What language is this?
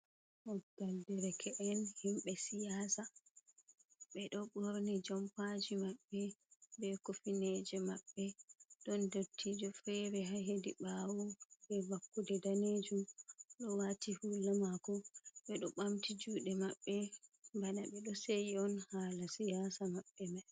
Fula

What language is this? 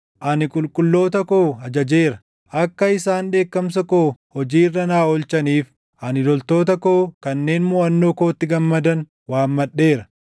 Oromo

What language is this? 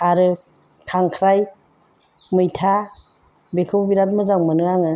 Bodo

